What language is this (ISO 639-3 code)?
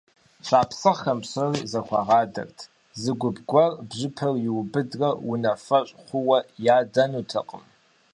kbd